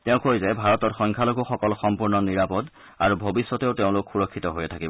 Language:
Assamese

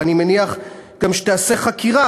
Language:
Hebrew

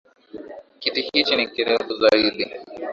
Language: Swahili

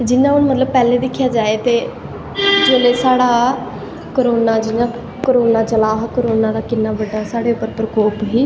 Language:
Dogri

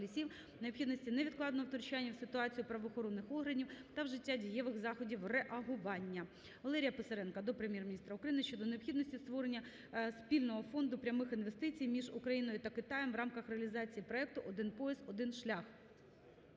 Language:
Ukrainian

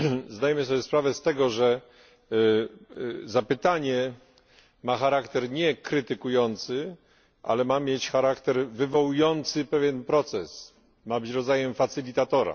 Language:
Polish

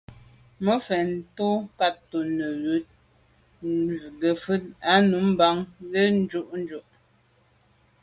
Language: Medumba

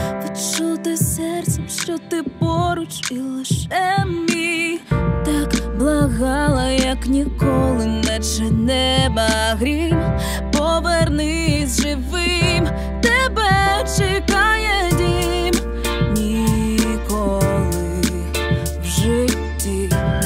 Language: Ukrainian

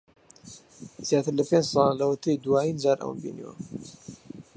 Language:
Central Kurdish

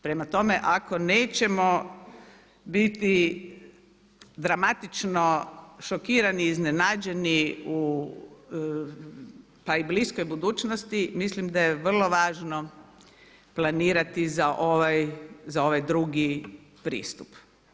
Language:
Croatian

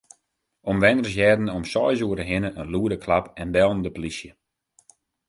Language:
Western Frisian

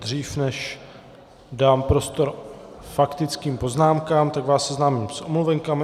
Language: Czech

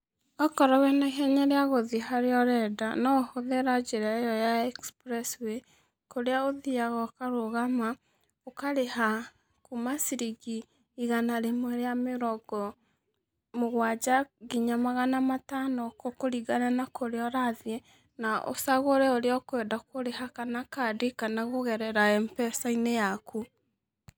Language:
Kikuyu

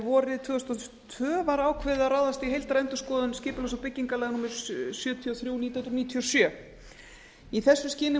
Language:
Icelandic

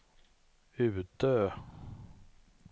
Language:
Swedish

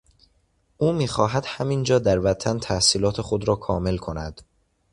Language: Persian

